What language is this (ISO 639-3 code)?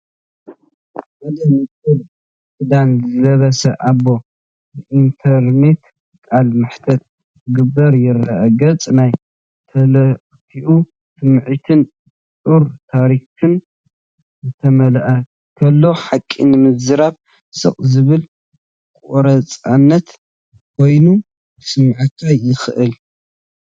tir